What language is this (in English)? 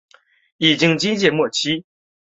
Chinese